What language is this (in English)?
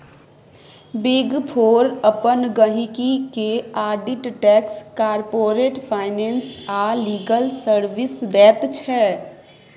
Maithili